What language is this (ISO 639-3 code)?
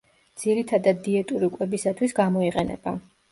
kat